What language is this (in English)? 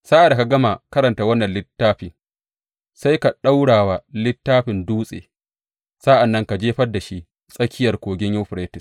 Hausa